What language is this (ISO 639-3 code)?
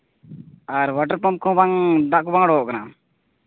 sat